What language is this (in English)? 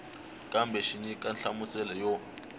Tsonga